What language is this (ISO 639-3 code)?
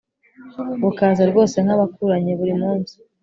kin